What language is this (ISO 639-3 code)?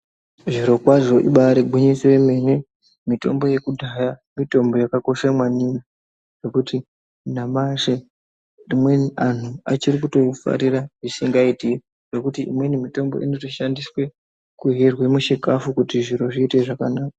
ndc